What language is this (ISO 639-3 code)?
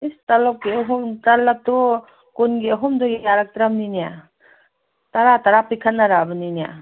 mni